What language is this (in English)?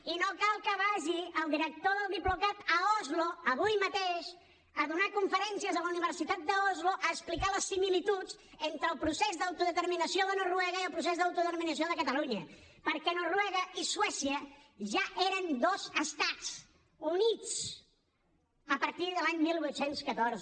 Catalan